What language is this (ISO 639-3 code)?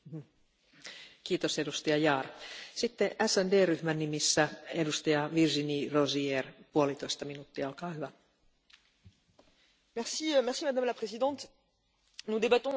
fra